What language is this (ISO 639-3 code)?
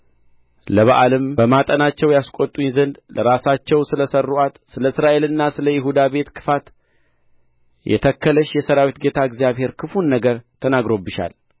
amh